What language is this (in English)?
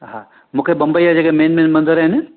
Sindhi